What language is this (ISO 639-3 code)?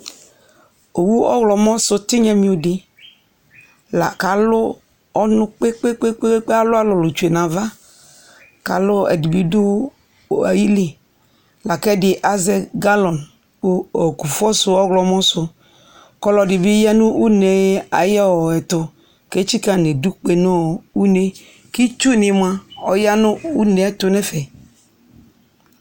kpo